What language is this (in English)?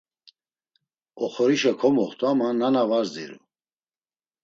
Laz